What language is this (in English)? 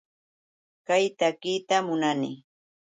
Yauyos Quechua